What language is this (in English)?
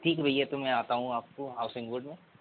Hindi